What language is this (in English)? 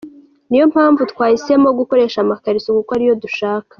Kinyarwanda